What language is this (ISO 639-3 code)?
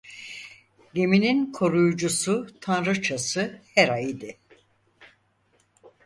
tur